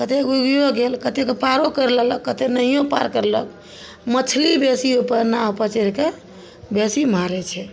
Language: Maithili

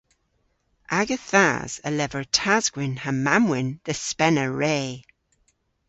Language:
Cornish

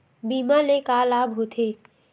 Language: Chhattisgarhi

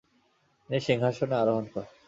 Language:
Bangla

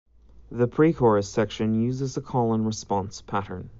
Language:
English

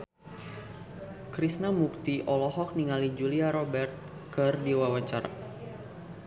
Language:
Sundanese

